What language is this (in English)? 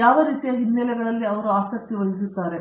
Kannada